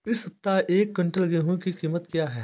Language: Hindi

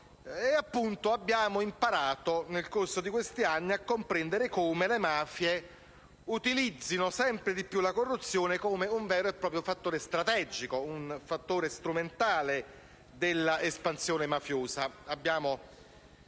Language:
Italian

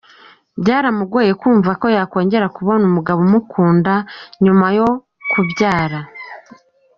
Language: Kinyarwanda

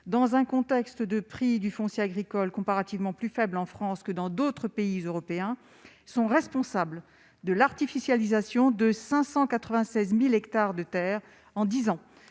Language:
French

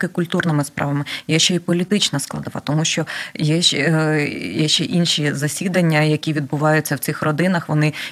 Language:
Ukrainian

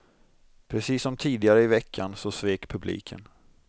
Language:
Swedish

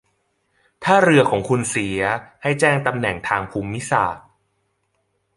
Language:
Thai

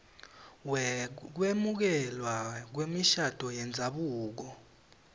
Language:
Swati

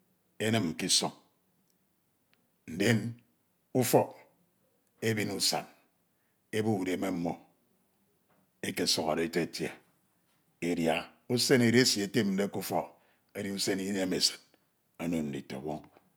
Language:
Ito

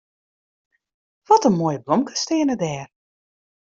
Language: Western Frisian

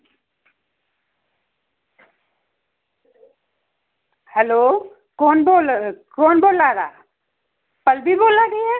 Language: Dogri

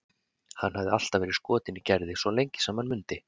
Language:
Icelandic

